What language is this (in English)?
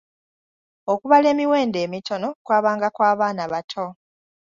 Ganda